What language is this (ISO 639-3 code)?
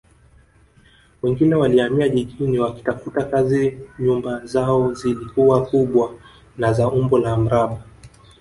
swa